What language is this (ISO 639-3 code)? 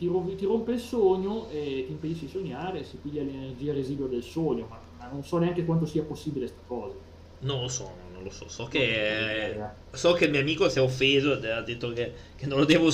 ita